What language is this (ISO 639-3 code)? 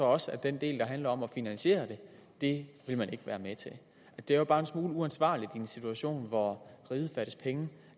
dan